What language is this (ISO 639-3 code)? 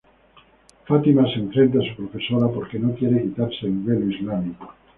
spa